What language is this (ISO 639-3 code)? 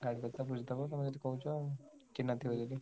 ori